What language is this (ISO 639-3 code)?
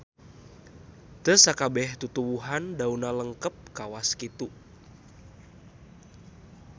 sun